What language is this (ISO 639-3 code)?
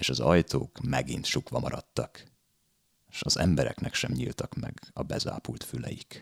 hun